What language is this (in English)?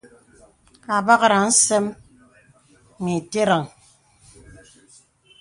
Bebele